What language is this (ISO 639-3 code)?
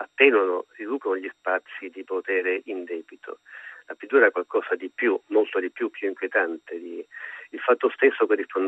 ita